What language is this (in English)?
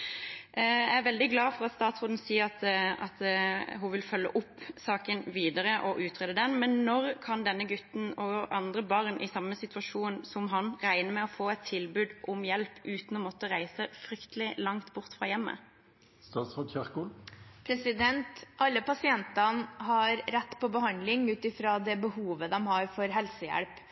Norwegian Bokmål